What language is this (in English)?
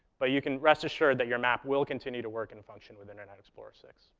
English